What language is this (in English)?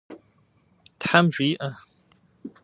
Kabardian